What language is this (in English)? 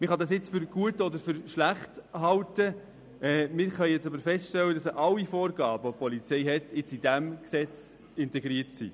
Swiss German